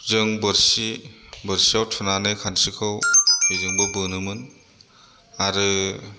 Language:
Bodo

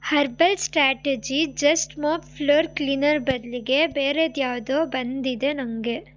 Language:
Kannada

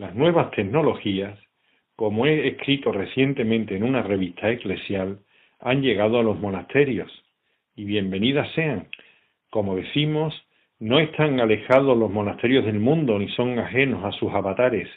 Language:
Spanish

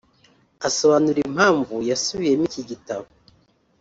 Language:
Kinyarwanda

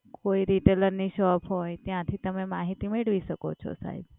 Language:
Gujarati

